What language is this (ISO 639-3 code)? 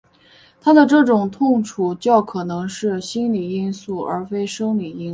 zho